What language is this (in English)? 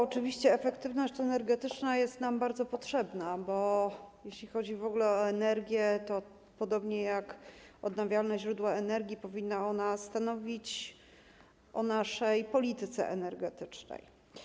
Polish